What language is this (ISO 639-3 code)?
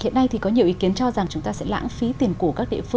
vie